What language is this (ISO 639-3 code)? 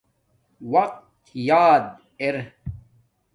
dmk